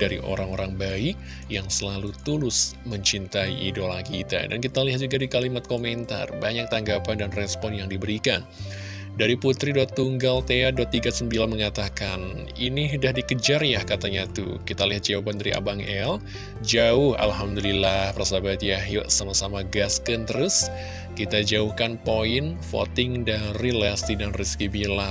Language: Indonesian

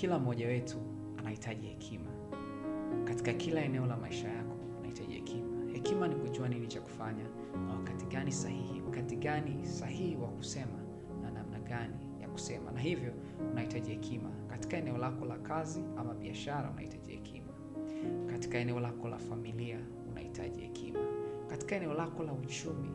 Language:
Swahili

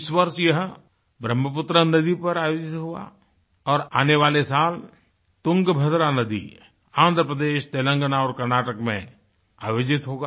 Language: Hindi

